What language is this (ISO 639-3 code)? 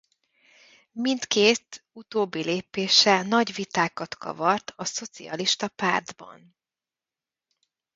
hun